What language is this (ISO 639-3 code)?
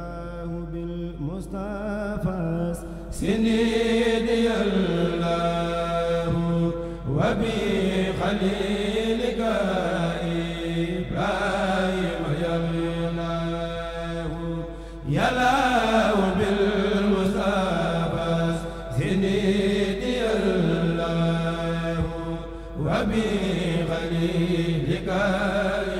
ara